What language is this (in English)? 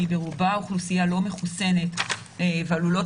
Hebrew